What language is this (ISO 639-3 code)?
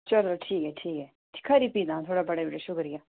doi